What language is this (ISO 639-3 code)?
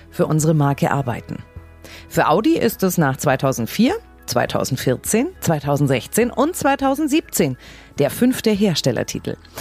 deu